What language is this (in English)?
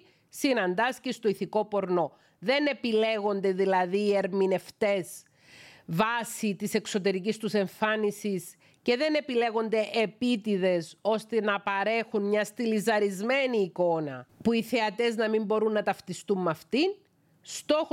Greek